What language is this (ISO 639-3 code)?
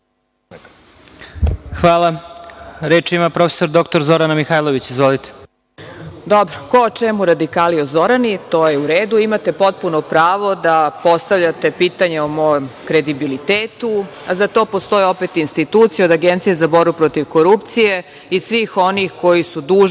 srp